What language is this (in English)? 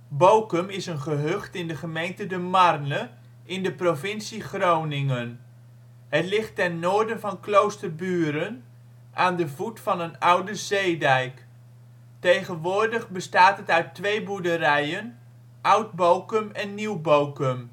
Dutch